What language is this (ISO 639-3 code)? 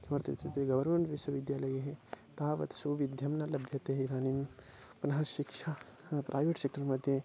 san